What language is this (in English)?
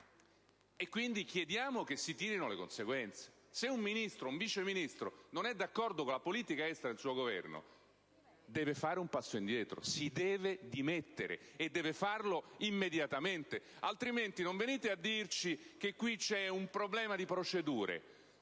Italian